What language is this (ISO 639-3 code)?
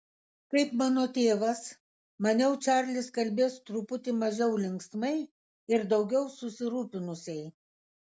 lit